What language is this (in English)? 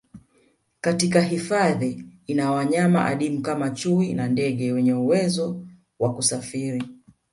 Swahili